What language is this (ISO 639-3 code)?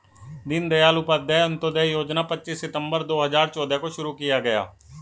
hin